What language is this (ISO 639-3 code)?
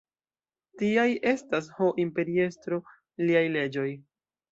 epo